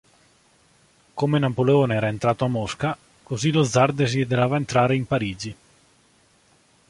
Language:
Italian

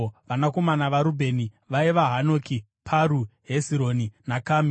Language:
Shona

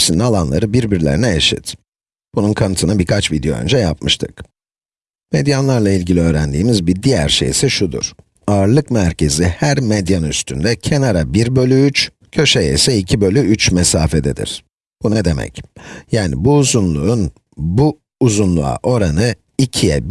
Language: Turkish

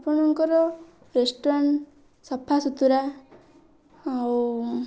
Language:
Odia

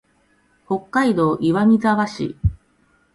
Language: Japanese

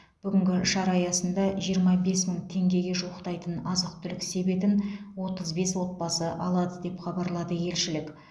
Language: Kazakh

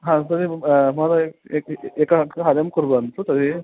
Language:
Sanskrit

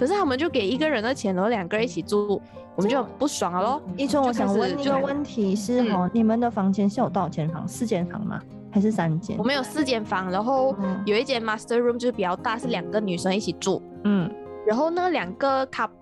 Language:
Chinese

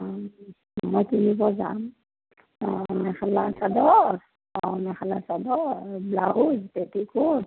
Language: Assamese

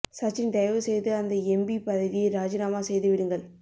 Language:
Tamil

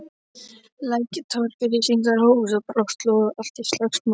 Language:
Icelandic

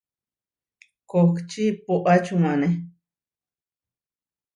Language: Huarijio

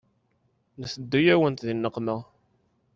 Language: Kabyle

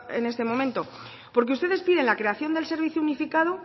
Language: Spanish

